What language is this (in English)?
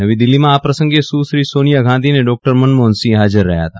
Gujarati